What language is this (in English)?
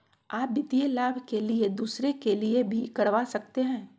Magahi